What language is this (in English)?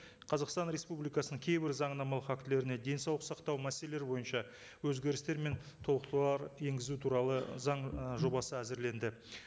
Kazakh